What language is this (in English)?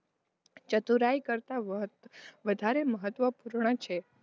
Gujarati